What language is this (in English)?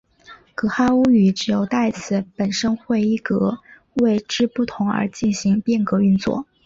Chinese